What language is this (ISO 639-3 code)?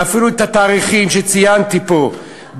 heb